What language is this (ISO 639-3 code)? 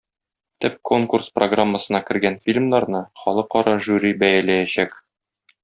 tat